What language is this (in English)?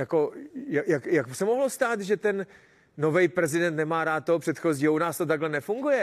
Czech